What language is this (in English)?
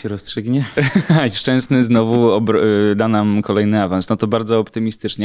Polish